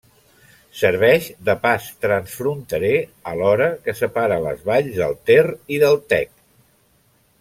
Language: Catalan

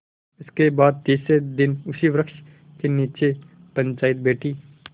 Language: Hindi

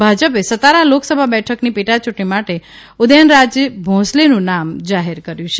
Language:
Gujarati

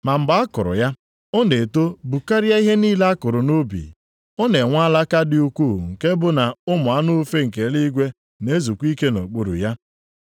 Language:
Igbo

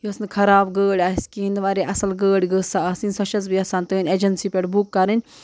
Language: Kashmiri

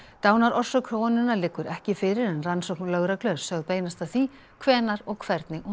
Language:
Icelandic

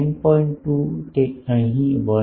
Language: Gujarati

